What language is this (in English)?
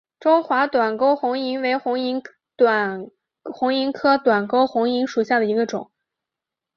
Chinese